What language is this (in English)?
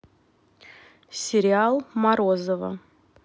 Russian